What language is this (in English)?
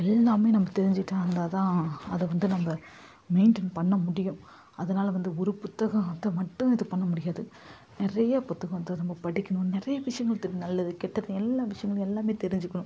Tamil